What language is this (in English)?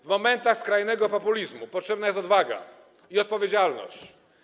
Polish